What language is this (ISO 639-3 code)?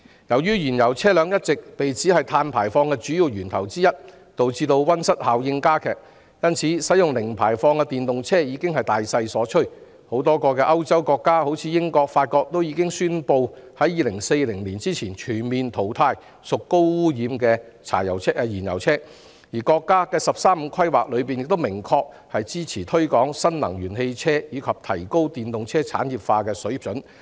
yue